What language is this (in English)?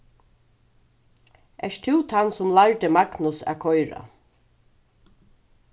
Faroese